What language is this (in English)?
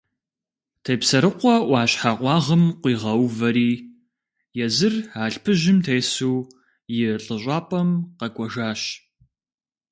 Kabardian